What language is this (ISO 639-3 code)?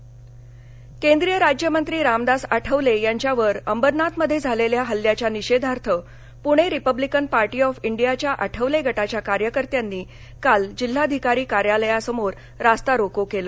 mar